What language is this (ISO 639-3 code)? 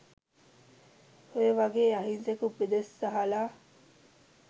sin